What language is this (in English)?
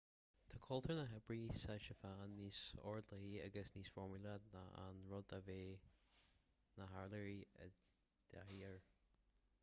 Irish